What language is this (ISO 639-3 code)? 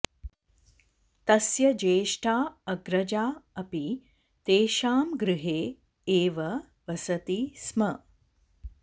san